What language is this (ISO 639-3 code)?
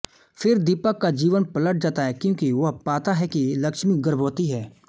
hin